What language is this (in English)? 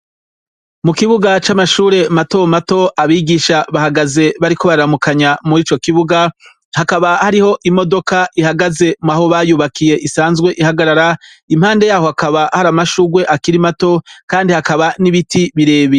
Rundi